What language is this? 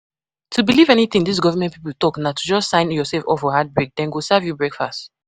Nigerian Pidgin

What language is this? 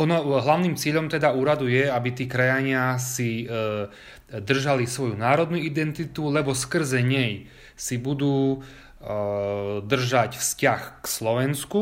Slovak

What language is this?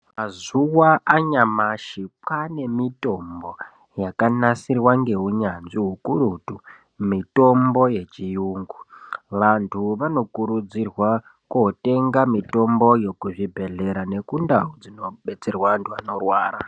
Ndau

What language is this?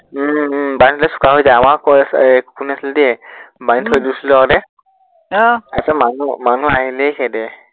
Assamese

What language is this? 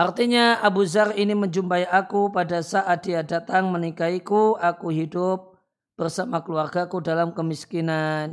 Indonesian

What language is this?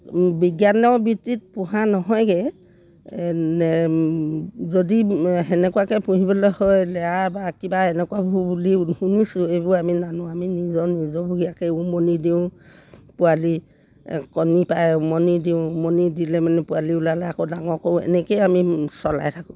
Assamese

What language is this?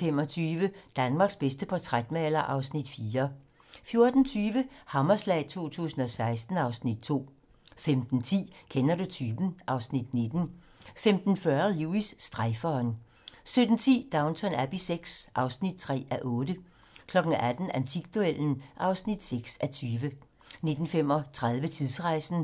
Danish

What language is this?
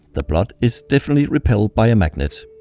English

